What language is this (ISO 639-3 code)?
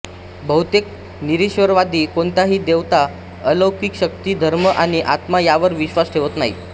mar